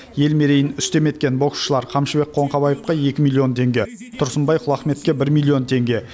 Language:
Kazakh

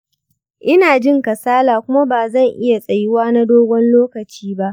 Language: Hausa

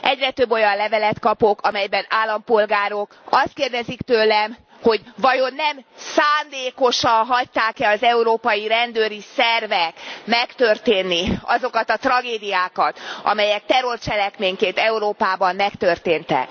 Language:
Hungarian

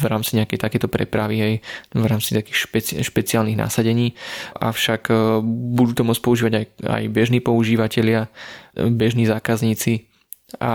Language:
Slovak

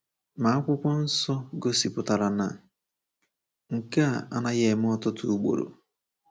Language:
Igbo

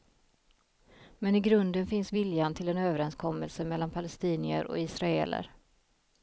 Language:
Swedish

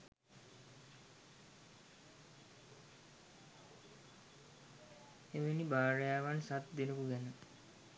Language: Sinhala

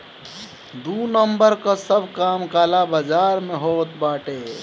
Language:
Bhojpuri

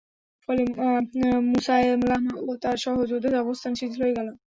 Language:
Bangla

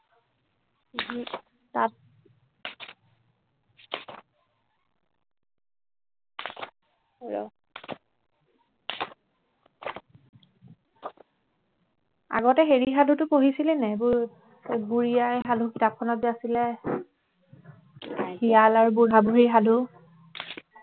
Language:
Assamese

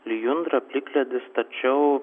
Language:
Lithuanian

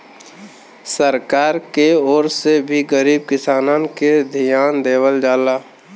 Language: Bhojpuri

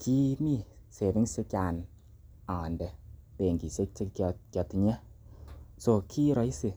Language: Kalenjin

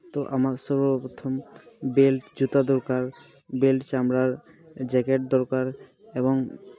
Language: Santali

